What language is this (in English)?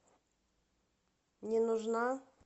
Russian